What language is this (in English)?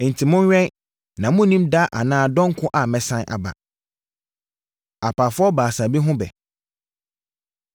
Akan